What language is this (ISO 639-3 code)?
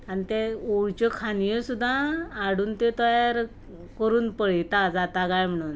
kok